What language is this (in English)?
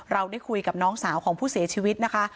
Thai